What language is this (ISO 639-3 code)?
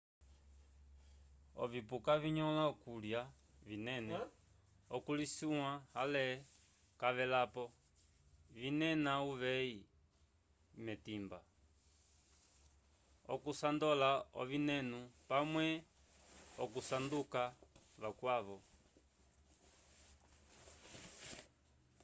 umb